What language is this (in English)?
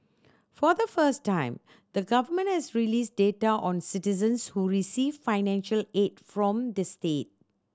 English